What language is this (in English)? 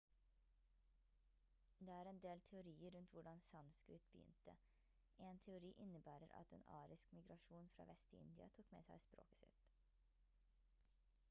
Norwegian Bokmål